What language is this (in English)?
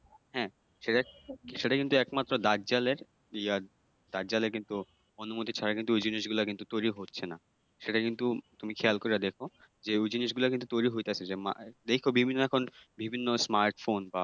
Bangla